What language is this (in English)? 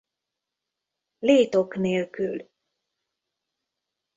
Hungarian